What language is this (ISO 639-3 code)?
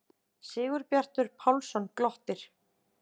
isl